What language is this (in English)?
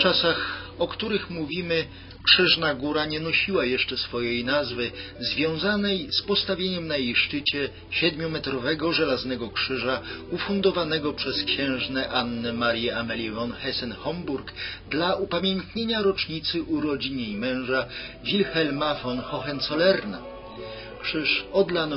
Polish